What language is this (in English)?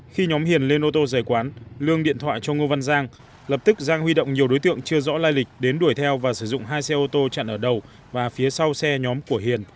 Vietnamese